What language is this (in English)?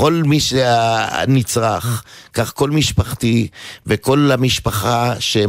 Hebrew